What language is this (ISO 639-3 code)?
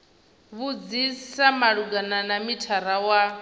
ven